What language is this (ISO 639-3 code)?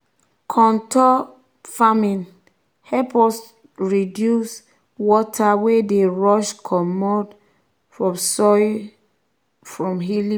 pcm